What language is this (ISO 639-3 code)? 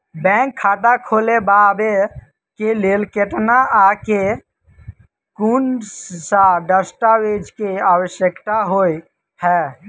mai